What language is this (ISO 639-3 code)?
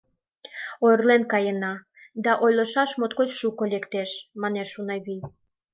chm